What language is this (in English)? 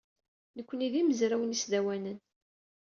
Kabyle